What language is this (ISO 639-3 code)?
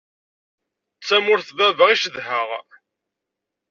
kab